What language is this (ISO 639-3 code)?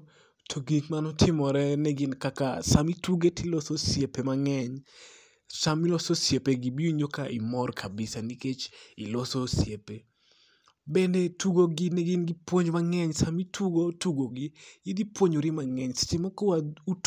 luo